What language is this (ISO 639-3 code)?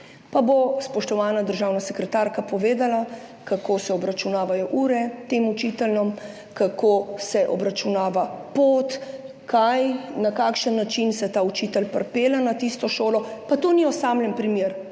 slv